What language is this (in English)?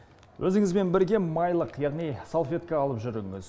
Kazakh